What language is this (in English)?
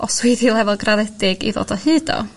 Welsh